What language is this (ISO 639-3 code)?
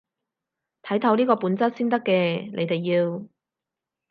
yue